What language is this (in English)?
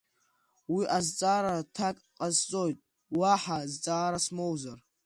Abkhazian